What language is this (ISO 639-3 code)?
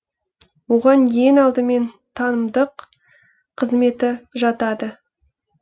kaz